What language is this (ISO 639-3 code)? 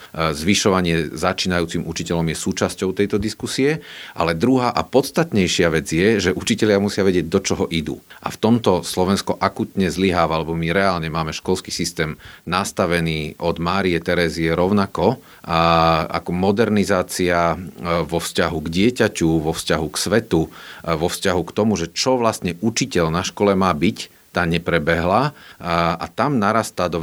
slk